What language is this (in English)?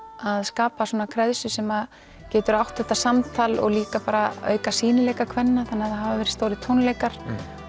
Icelandic